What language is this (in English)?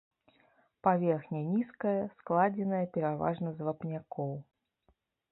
Belarusian